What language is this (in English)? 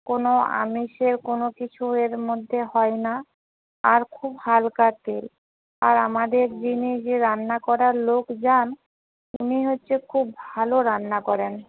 Bangla